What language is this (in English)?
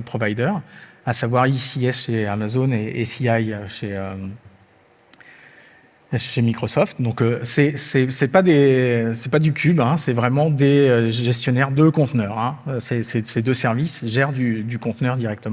French